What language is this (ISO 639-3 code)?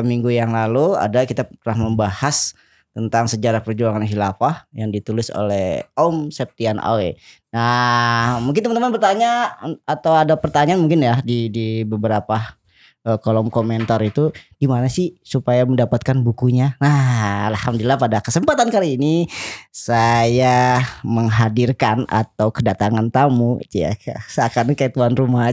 ind